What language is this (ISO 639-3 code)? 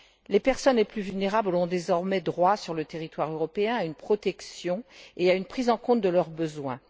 fra